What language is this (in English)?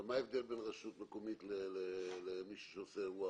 Hebrew